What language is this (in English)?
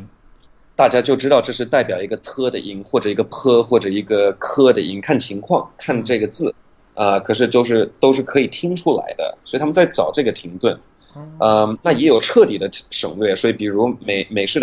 Chinese